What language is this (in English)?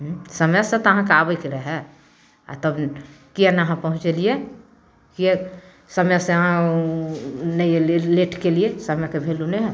Maithili